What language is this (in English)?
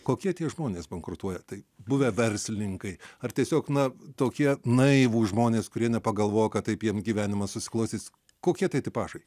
Lithuanian